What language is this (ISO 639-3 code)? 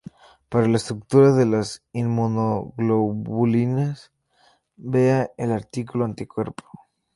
spa